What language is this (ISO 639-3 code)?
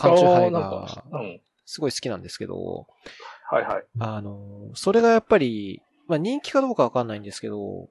jpn